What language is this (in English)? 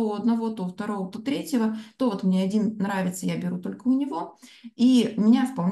Russian